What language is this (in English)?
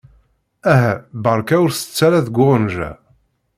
Kabyle